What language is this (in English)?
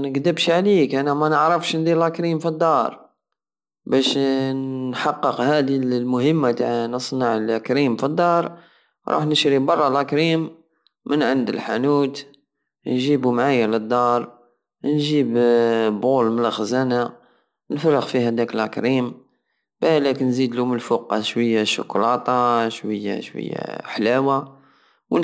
Algerian Saharan Arabic